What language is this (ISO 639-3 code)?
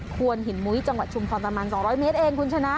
tha